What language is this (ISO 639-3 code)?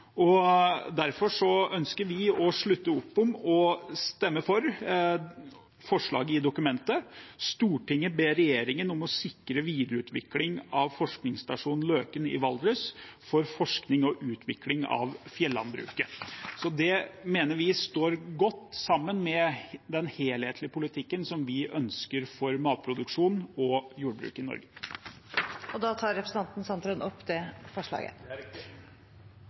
nor